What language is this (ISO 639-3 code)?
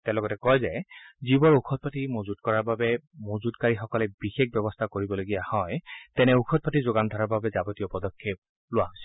asm